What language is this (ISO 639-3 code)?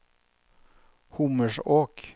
nor